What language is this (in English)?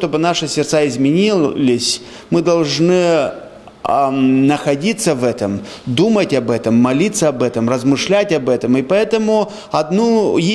Russian